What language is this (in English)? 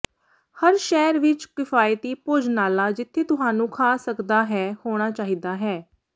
Punjabi